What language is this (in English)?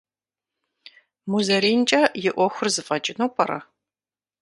Kabardian